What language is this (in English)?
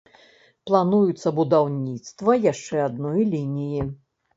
Belarusian